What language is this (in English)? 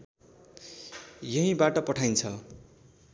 Nepali